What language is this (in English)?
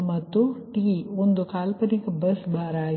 Kannada